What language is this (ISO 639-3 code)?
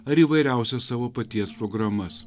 lit